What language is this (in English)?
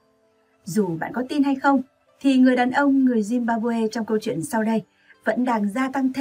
Vietnamese